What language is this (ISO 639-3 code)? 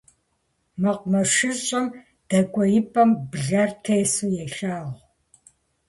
kbd